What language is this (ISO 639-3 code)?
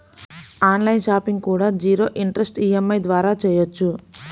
tel